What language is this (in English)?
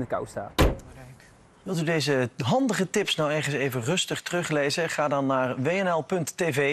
Dutch